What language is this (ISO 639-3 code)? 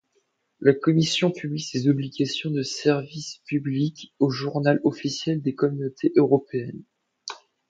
fra